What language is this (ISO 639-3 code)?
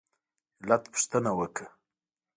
pus